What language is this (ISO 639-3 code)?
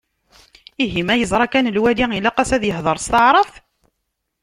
kab